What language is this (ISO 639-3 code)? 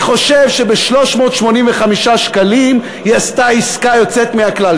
heb